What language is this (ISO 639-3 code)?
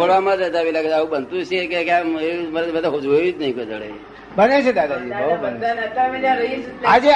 guj